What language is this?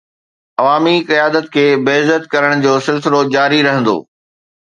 Sindhi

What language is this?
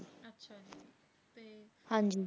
Punjabi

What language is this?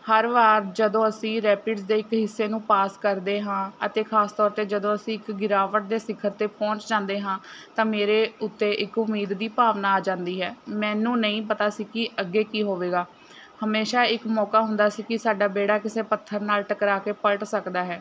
Punjabi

